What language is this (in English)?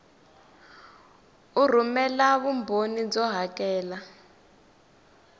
Tsonga